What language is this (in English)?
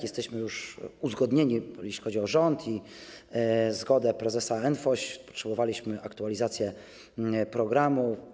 Polish